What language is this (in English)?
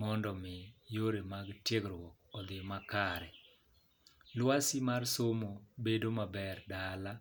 Luo (Kenya and Tanzania)